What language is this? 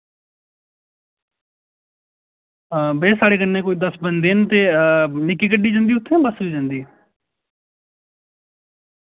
Dogri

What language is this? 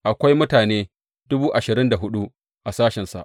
Hausa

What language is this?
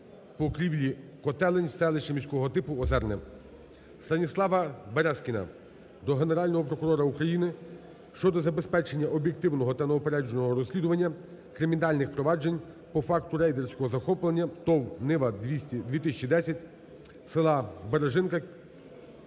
Ukrainian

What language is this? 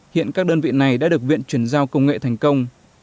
Vietnamese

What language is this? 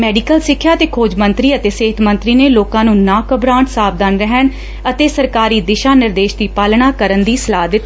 Punjabi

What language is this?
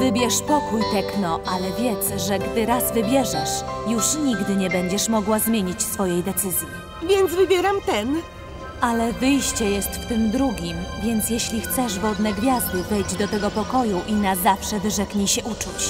Polish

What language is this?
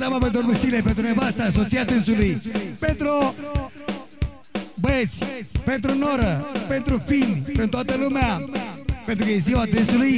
Romanian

